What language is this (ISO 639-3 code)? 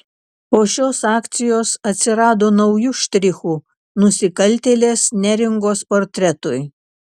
lit